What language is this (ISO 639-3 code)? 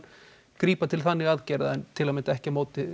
isl